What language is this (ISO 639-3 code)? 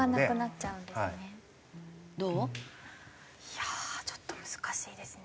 jpn